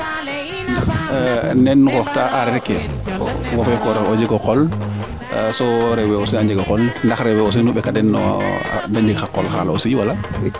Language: Serer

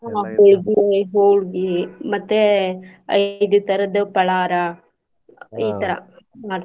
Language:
Kannada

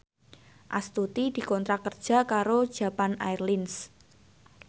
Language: Javanese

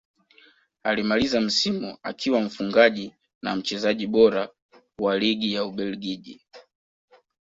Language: Swahili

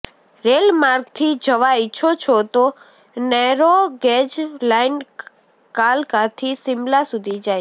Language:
Gujarati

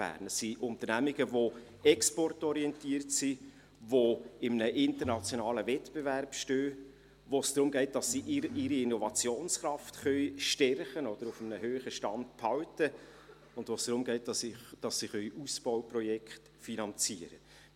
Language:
Swiss German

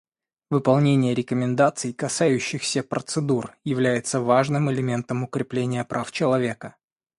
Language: Russian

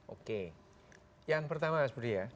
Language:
Indonesian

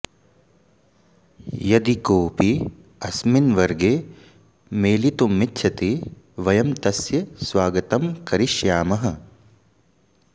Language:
Sanskrit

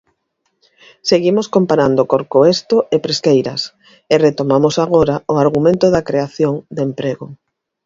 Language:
Galician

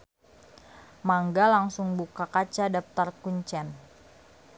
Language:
Sundanese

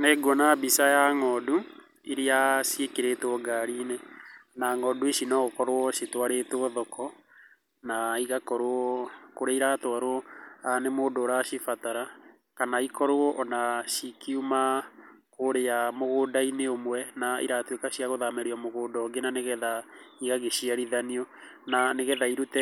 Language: Kikuyu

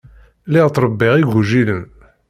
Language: Kabyle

